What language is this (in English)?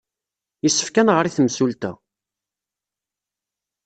Kabyle